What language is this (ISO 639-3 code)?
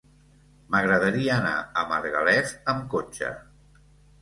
cat